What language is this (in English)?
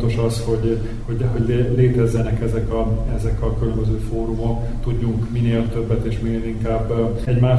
Hungarian